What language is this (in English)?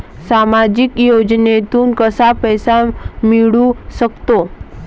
Marathi